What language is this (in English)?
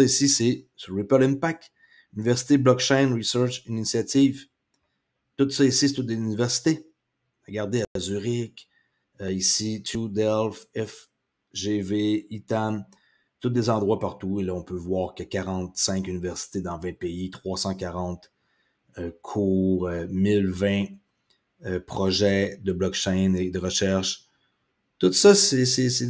French